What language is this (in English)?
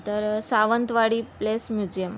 Marathi